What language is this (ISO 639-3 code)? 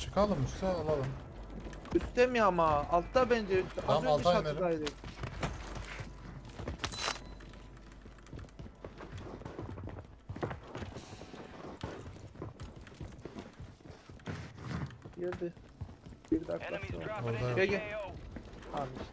tur